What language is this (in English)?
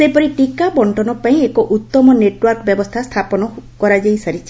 Odia